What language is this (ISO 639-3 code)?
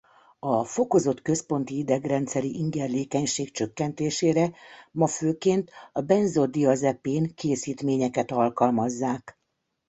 hun